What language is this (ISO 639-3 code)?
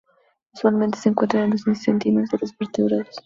spa